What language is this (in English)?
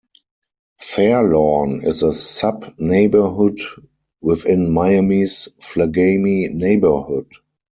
English